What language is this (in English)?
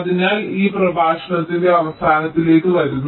Malayalam